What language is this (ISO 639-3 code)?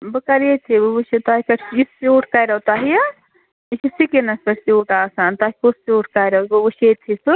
kas